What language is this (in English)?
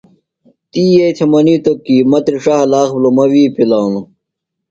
Phalura